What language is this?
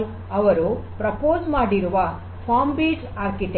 Kannada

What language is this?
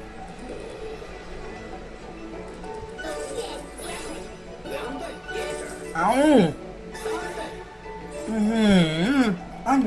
Thai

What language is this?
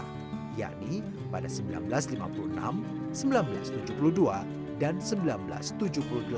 Indonesian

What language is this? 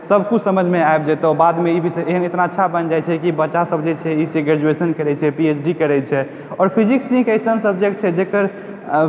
Maithili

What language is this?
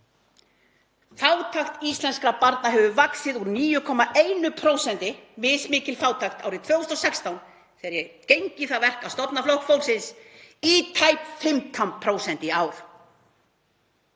Icelandic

